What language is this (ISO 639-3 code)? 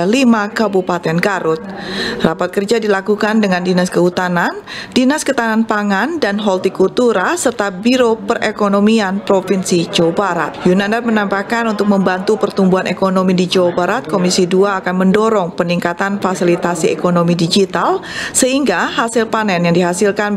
ind